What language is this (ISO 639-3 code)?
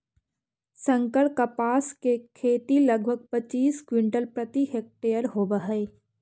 mag